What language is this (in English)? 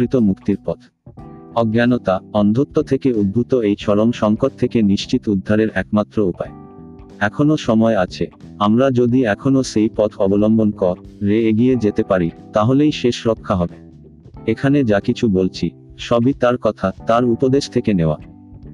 Bangla